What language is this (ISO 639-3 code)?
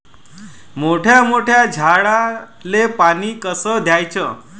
mar